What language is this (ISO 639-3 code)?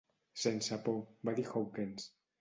cat